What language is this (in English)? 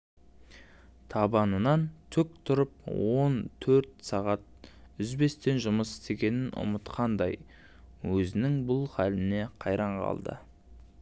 Kazakh